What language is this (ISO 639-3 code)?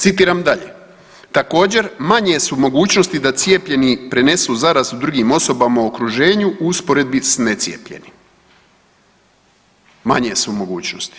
hrv